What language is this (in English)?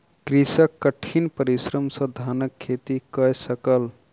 Maithili